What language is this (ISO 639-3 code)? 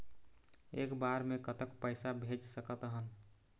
hne